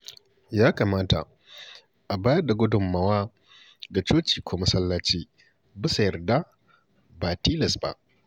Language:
Hausa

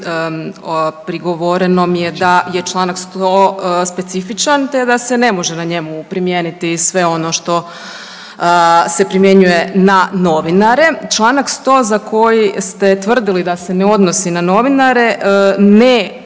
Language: Croatian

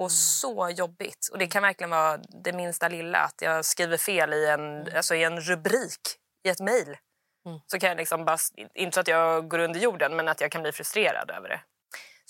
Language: Swedish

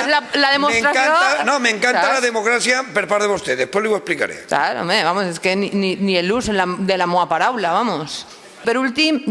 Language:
Spanish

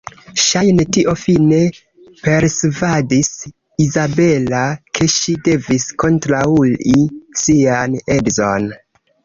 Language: Esperanto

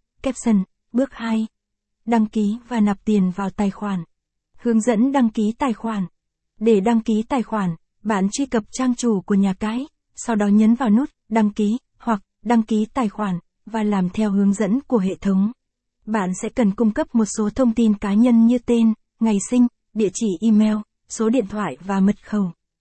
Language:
Vietnamese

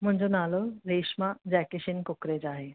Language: Sindhi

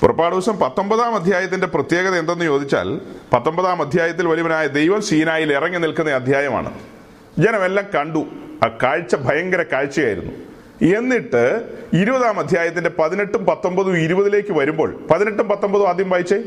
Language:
Malayalam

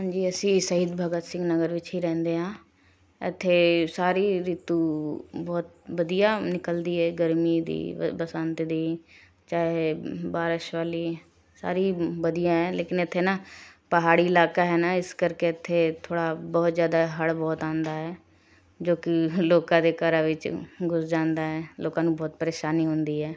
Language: Punjabi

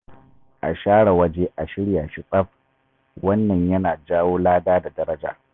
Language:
Hausa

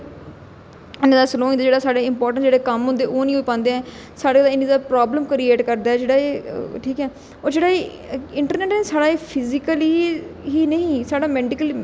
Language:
Dogri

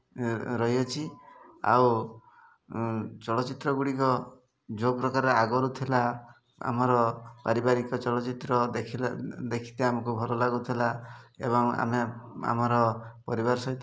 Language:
Odia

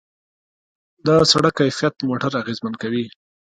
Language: Pashto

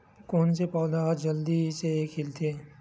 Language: Chhattisgarhi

